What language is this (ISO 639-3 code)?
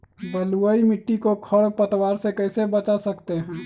mag